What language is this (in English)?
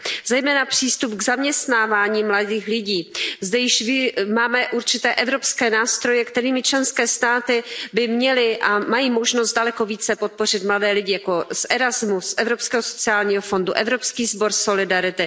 Czech